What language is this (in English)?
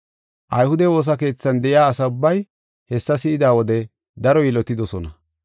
Gofa